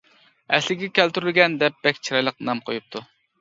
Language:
Uyghur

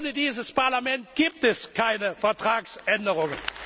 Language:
German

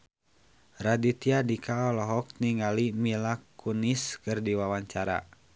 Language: Sundanese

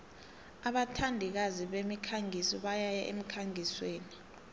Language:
South Ndebele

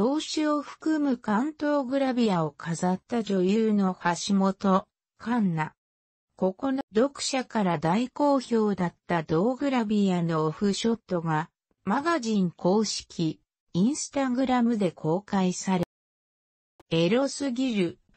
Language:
Japanese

